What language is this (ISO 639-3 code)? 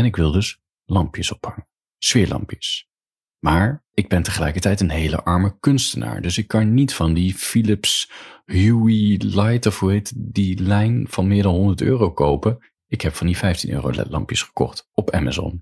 nld